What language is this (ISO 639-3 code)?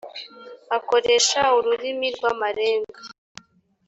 kin